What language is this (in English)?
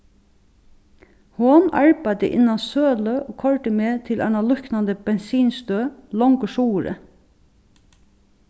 Faroese